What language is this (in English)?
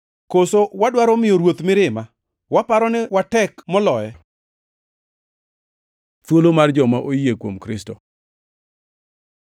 Luo (Kenya and Tanzania)